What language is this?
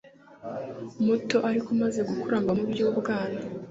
Kinyarwanda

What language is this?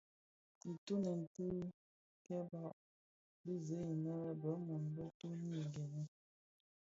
Bafia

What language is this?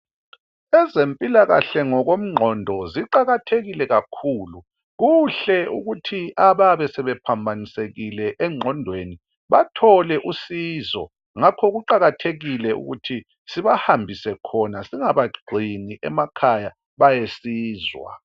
North Ndebele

